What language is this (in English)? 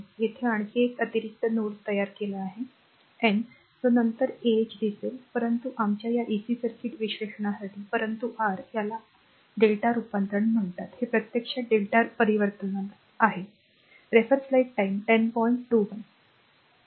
Marathi